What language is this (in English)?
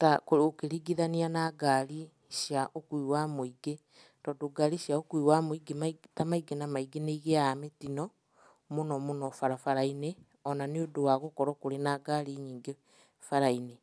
Kikuyu